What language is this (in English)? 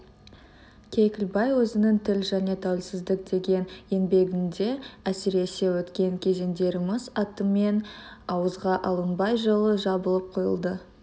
Kazakh